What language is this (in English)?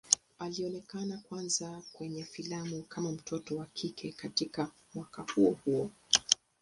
Swahili